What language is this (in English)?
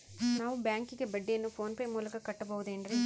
Kannada